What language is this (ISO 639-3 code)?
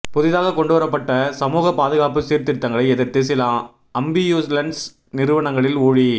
tam